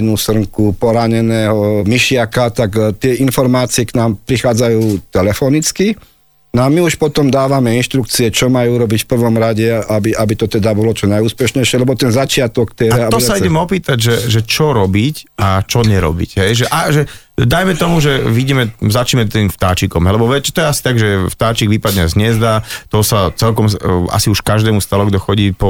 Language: Slovak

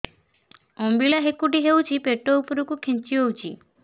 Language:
Odia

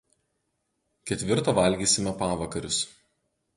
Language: Lithuanian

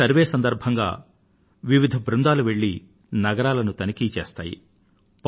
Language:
Telugu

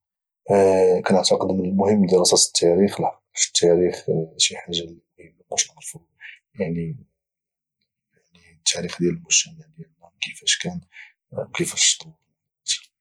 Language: Moroccan Arabic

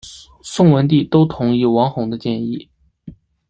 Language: Chinese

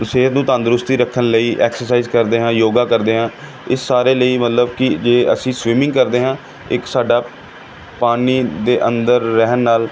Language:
Punjabi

